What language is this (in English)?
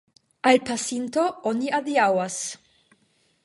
Esperanto